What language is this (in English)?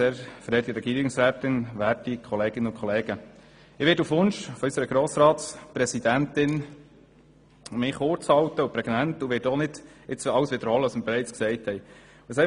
Swiss German